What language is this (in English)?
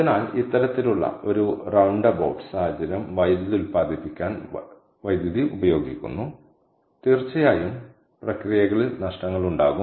Malayalam